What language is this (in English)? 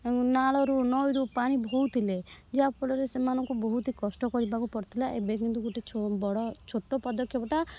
Odia